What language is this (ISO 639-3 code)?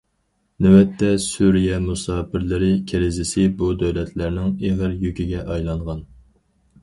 uig